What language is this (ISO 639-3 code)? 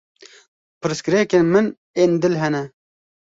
kur